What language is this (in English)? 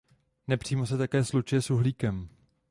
Czech